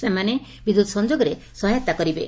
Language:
Odia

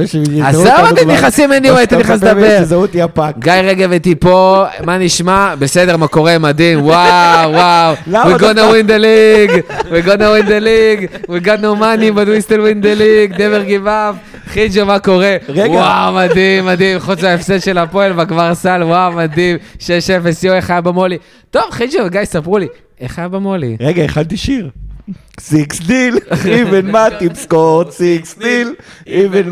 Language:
Hebrew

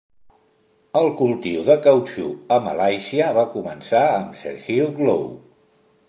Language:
Catalan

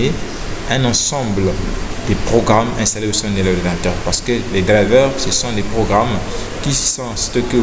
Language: French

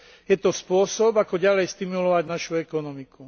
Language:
Slovak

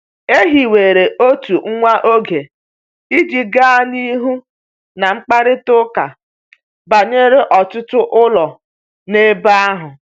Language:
Igbo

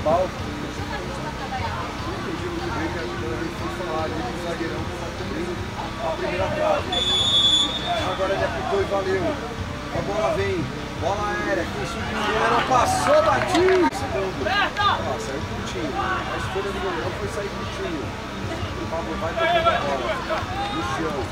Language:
Portuguese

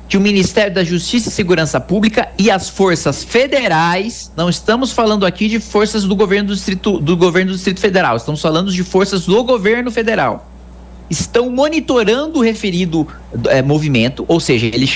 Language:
Portuguese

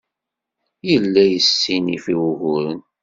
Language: Kabyle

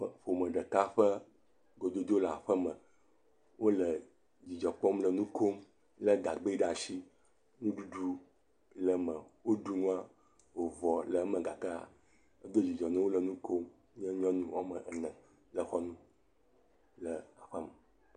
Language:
Ewe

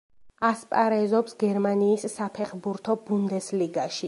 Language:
Georgian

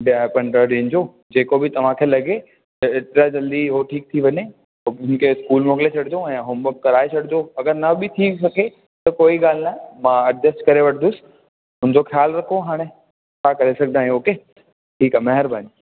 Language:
Sindhi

